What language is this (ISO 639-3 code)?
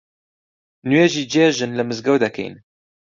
ckb